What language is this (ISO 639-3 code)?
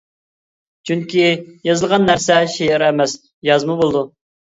uig